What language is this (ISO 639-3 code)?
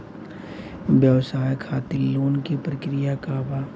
bho